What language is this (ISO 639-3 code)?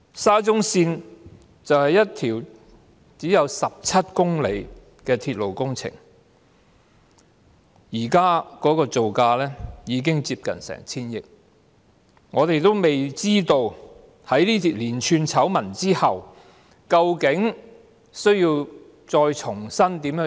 yue